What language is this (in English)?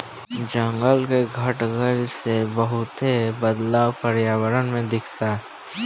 Bhojpuri